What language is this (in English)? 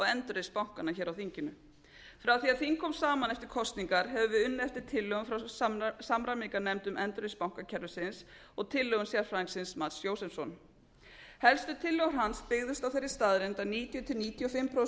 Icelandic